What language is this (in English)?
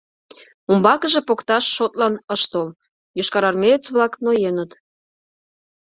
Mari